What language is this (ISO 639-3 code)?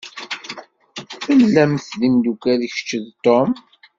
kab